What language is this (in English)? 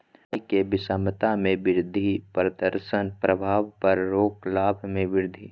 Magahi